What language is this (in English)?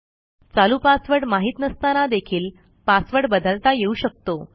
Marathi